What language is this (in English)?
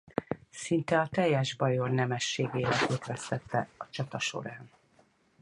Hungarian